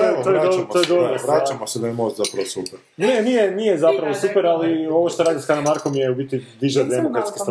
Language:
Croatian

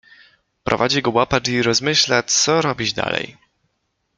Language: Polish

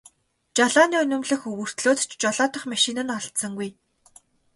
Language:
Mongolian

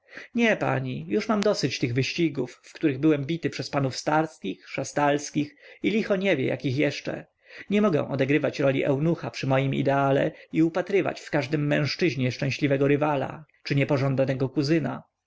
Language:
Polish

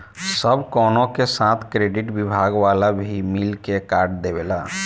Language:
Bhojpuri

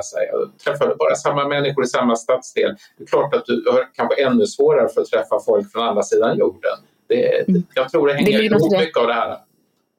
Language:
Swedish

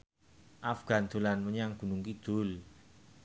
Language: Javanese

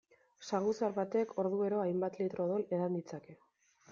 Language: Basque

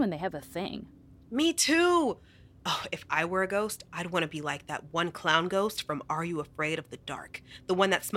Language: English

